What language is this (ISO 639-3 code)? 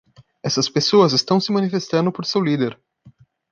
por